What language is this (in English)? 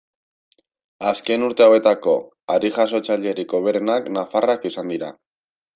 Basque